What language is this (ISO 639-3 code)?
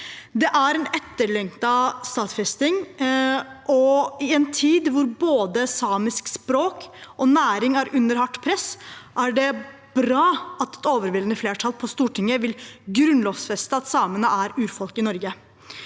nor